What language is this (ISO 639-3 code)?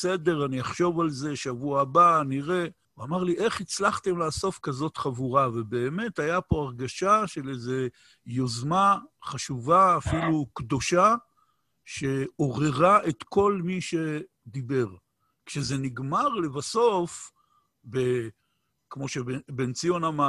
heb